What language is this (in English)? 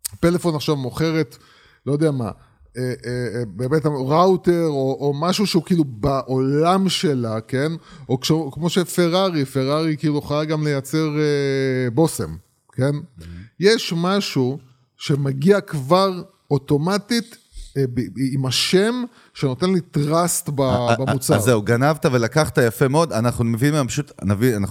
Hebrew